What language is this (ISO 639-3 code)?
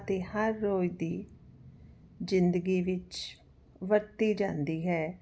pan